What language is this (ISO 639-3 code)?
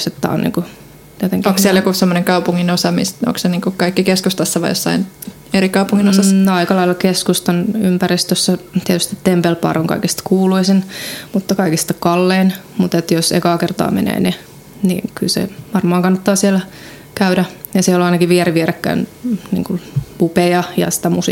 fin